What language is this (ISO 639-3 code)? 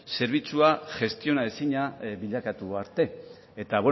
eus